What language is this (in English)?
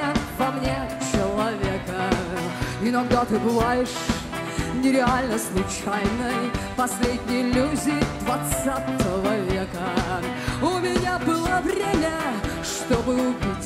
Russian